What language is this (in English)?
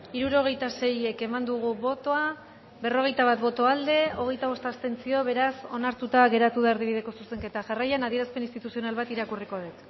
Basque